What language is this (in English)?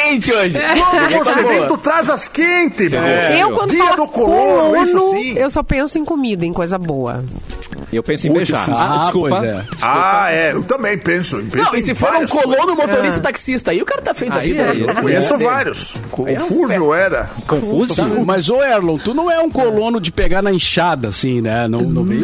Portuguese